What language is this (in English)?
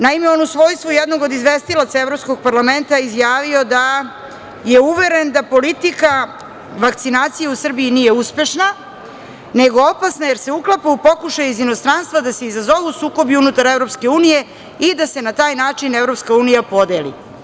Serbian